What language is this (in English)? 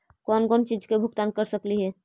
Magahi